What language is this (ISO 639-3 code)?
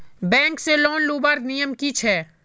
mag